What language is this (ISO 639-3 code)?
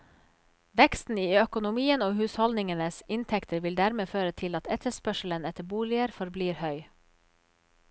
nor